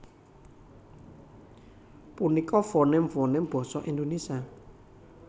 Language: Javanese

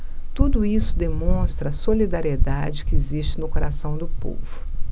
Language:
Portuguese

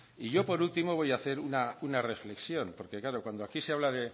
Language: Spanish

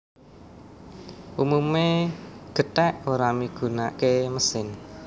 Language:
Javanese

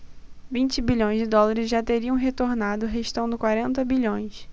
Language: Portuguese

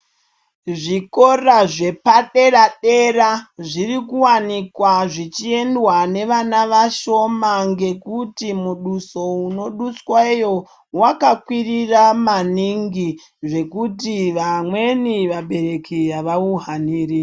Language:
Ndau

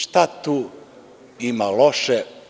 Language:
Serbian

